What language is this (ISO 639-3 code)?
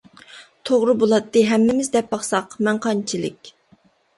uig